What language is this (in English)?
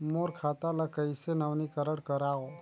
Chhattisgarhi